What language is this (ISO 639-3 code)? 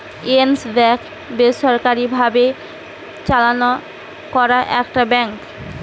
ben